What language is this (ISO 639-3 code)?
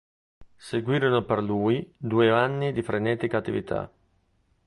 ita